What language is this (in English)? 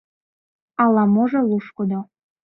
Mari